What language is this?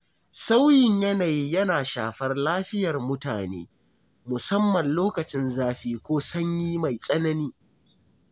Hausa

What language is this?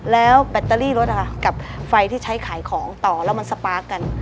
Thai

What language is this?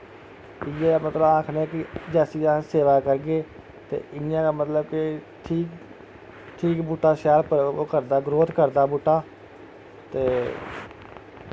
Dogri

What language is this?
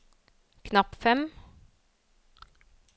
Norwegian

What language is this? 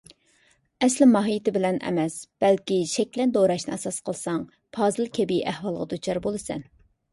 Uyghur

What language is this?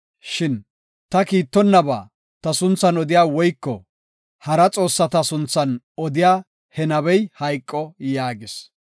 Gofa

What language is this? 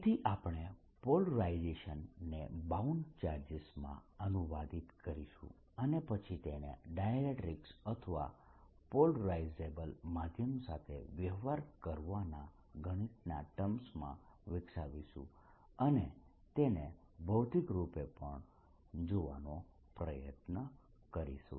Gujarati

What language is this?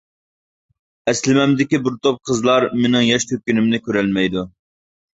Uyghur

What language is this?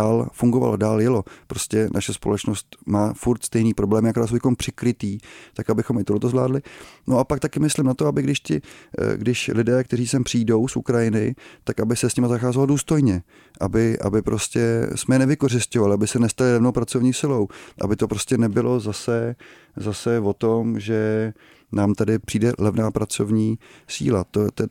Czech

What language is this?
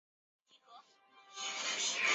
Chinese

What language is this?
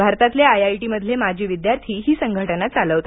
Marathi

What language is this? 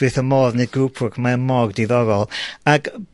Welsh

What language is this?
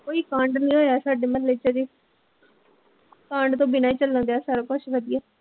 Punjabi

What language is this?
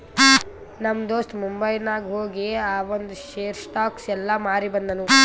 Kannada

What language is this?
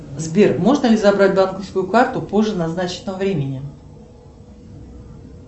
Russian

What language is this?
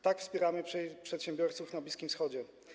Polish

